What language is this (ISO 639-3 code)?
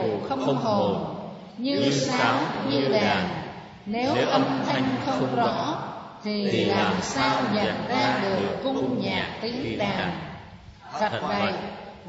vie